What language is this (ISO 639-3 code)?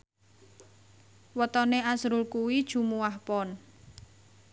jav